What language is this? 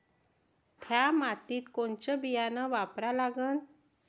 Marathi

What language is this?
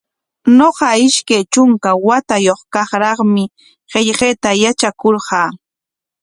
Corongo Ancash Quechua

